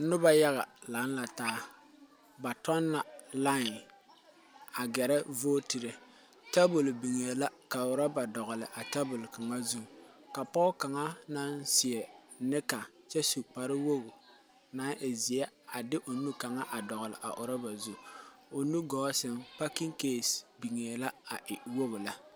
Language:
Southern Dagaare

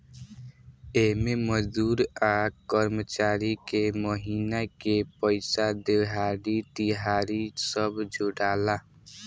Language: Bhojpuri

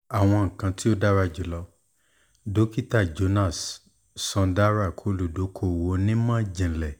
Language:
Yoruba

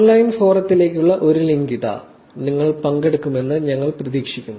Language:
Malayalam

